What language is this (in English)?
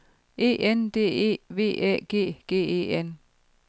Danish